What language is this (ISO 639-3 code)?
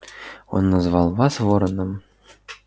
rus